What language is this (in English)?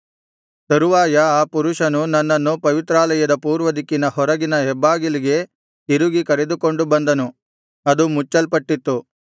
Kannada